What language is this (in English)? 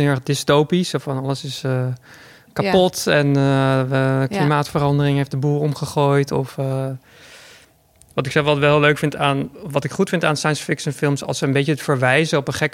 Dutch